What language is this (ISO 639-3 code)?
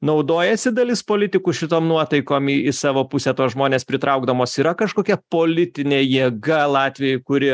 lit